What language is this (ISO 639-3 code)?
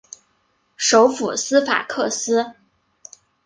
zho